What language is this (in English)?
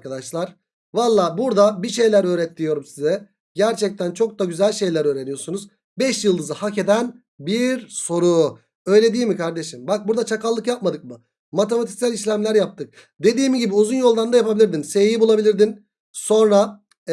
Turkish